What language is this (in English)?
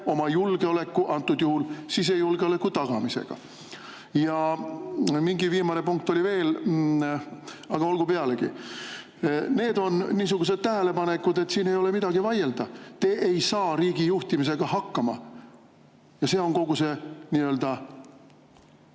Estonian